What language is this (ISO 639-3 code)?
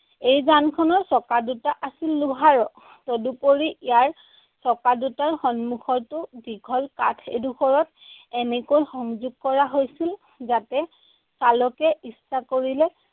asm